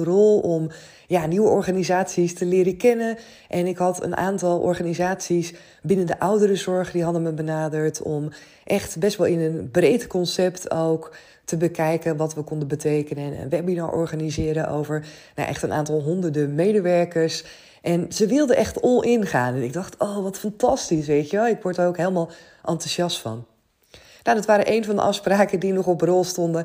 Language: Dutch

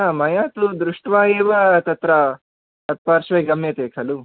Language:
Sanskrit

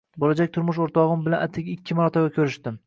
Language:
Uzbek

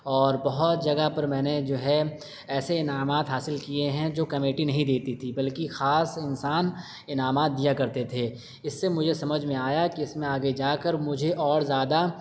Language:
Urdu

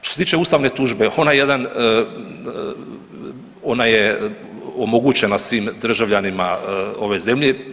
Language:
Croatian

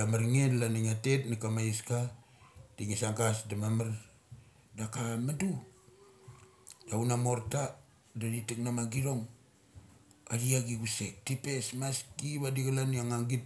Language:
Mali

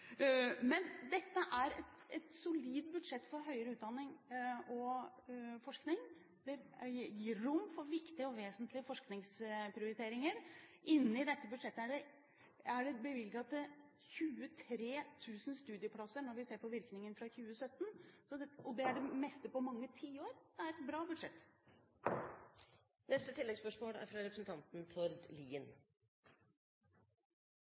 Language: Norwegian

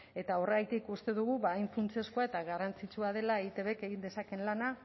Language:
Basque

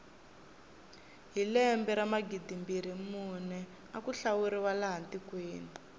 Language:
Tsonga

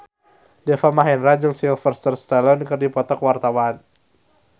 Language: Sundanese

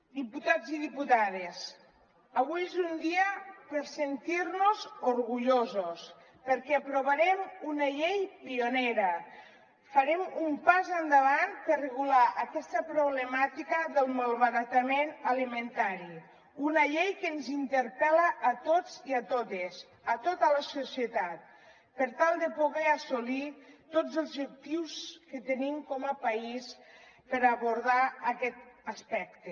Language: Catalan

